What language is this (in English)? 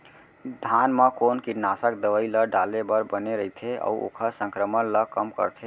Chhattisgarhi